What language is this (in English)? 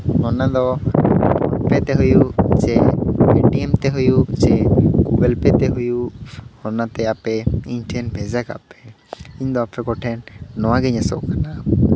Santali